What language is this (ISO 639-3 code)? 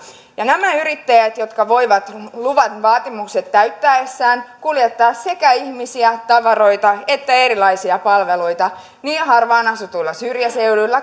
fin